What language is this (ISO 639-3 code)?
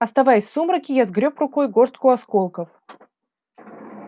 rus